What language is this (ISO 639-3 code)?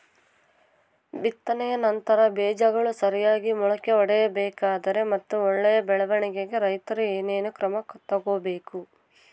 kan